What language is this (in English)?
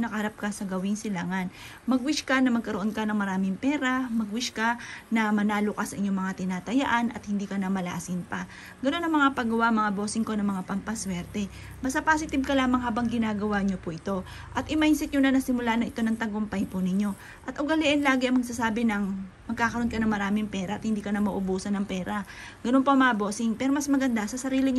Filipino